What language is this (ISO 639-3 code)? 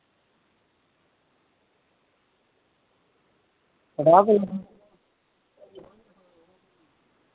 doi